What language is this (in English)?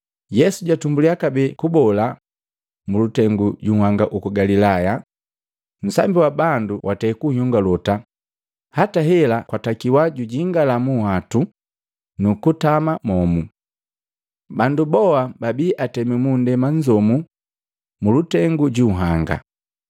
Matengo